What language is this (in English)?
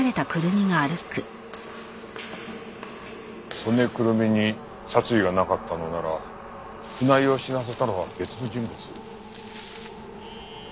Japanese